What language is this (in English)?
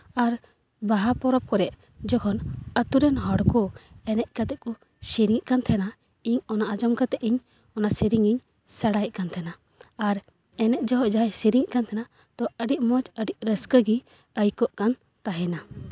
Santali